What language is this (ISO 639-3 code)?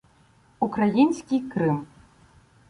ukr